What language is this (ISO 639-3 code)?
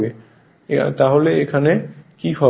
ben